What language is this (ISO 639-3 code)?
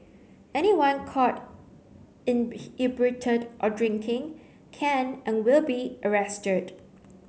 eng